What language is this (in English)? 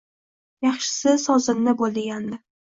Uzbek